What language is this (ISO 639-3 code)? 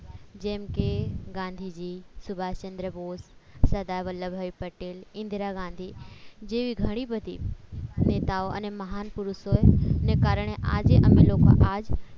guj